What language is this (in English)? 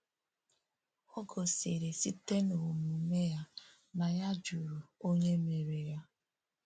Igbo